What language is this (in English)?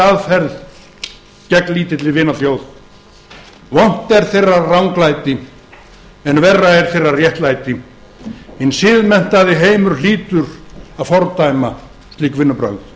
Icelandic